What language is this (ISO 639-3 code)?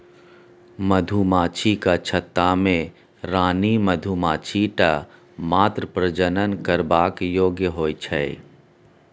mai